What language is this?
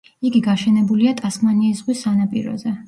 Georgian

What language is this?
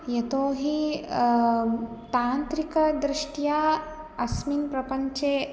Sanskrit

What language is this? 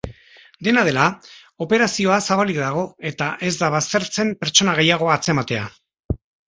Basque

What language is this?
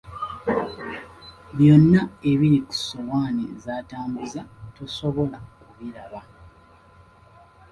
Ganda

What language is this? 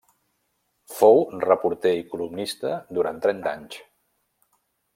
Catalan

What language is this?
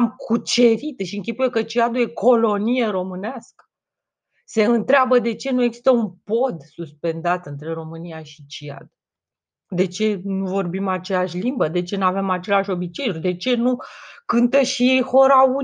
Romanian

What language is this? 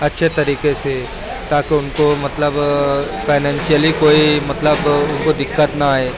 Urdu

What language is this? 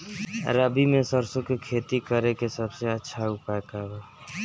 Bhojpuri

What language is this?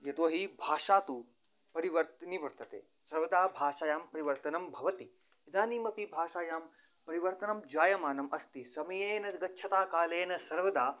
Sanskrit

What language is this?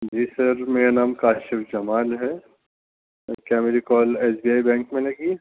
Urdu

